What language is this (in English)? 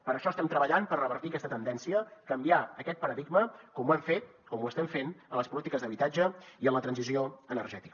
Catalan